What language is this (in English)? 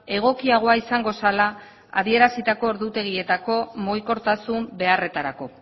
Basque